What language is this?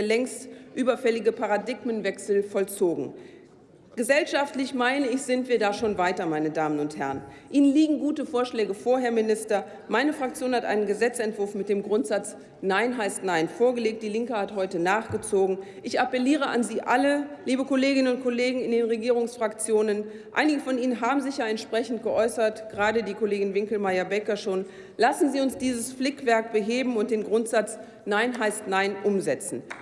German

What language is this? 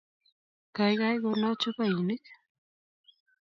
Kalenjin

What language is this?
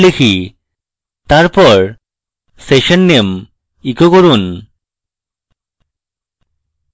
Bangla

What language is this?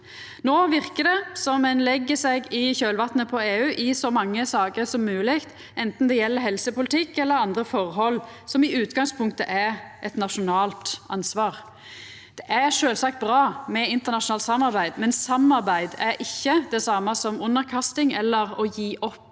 Norwegian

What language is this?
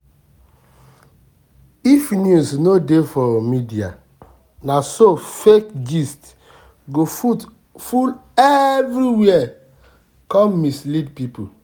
Nigerian Pidgin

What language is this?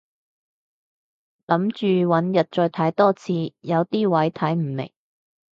Cantonese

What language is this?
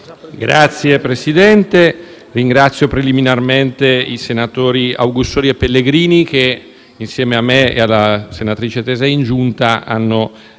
Italian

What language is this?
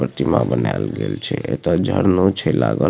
Maithili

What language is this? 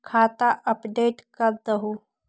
Magahi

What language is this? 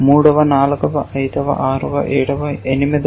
Telugu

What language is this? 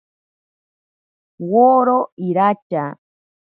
Ashéninka Perené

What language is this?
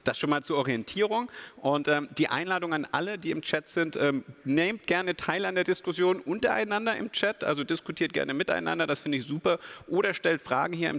German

